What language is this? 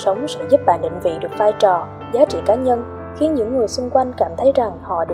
Vietnamese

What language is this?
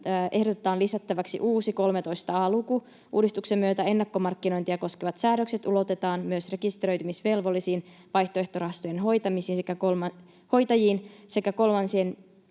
Finnish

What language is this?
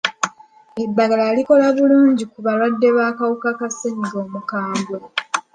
Ganda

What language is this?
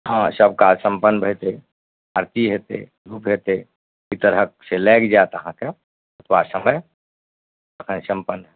Maithili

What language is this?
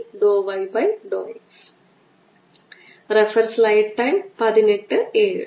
Malayalam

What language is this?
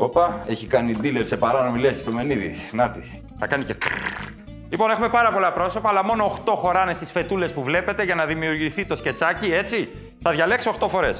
Greek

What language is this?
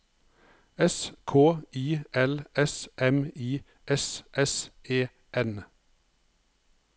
Norwegian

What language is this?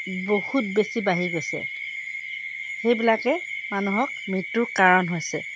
Assamese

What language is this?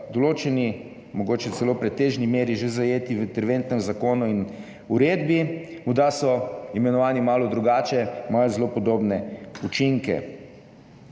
Slovenian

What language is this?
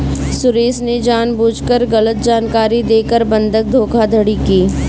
Hindi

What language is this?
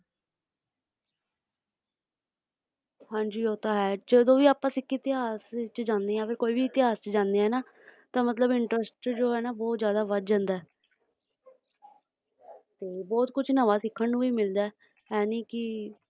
Punjabi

